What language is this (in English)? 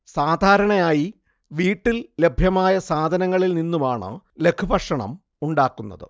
Malayalam